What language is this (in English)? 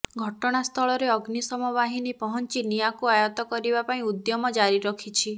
Odia